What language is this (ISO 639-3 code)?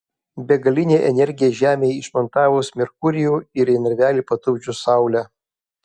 lit